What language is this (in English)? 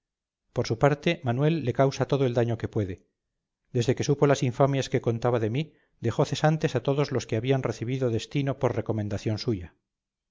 Spanish